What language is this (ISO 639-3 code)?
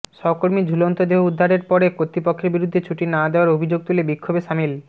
ben